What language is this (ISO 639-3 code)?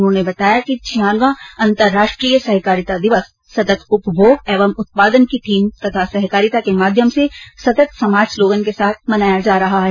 hin